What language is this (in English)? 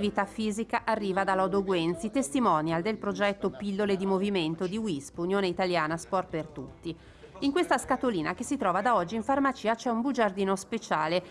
Italian